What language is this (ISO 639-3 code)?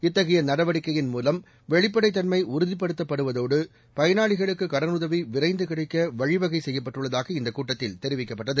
tam